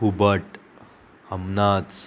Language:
Konkani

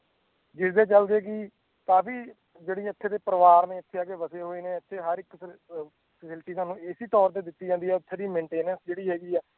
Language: Punjabi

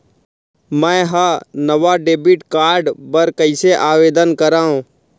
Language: Chhattisgarhi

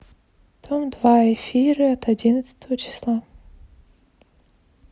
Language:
Russian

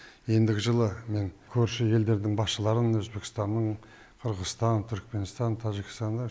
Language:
Kazakh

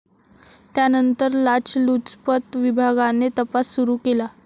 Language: Marathi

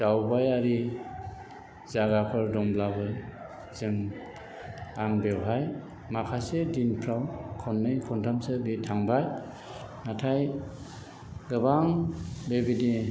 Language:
Bodo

